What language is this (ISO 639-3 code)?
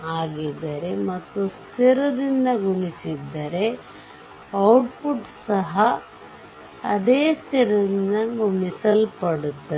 kan